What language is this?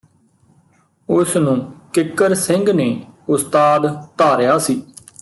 Punjabi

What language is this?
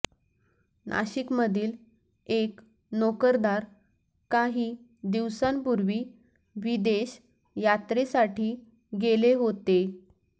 Marathi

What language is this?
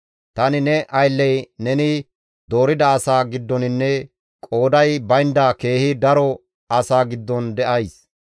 Gamo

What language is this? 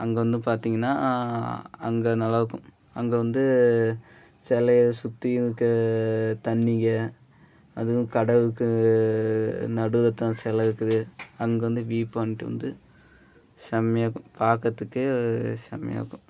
Tamil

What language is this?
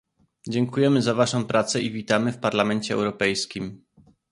Polish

